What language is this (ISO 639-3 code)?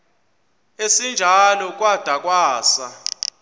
xho